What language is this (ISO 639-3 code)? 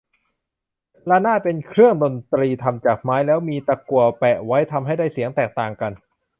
tha